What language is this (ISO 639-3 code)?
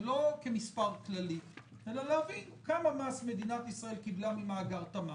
heb